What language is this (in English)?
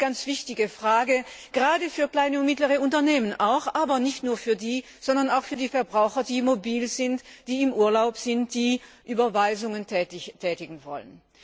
German